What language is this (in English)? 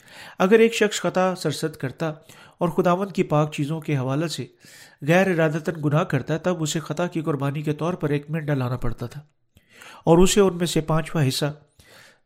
Urdu